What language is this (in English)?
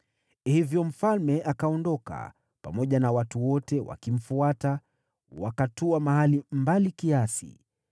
Swahili